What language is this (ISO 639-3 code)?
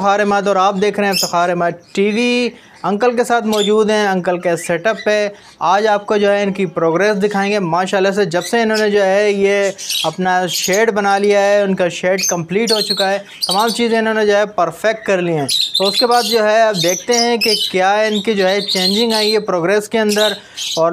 hin